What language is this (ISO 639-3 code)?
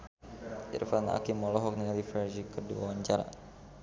sun